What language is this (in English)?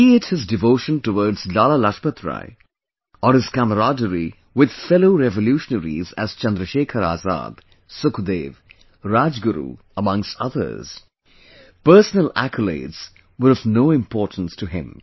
English